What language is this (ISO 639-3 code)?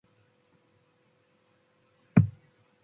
mcf